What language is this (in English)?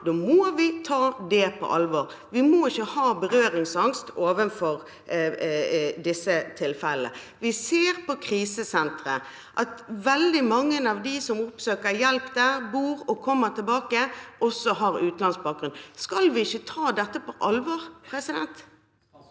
Norwegian